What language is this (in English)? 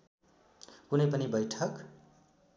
Nepali